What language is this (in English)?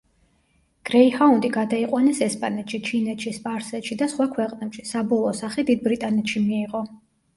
Georgian